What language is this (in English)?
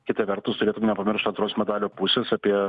Lithuanian